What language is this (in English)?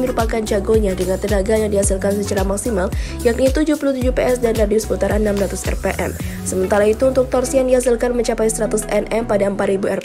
Indonesian